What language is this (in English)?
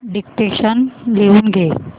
Marathi